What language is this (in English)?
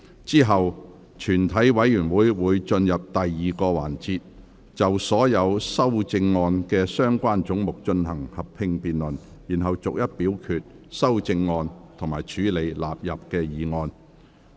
Cantonese